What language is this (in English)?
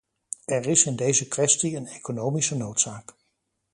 Dutch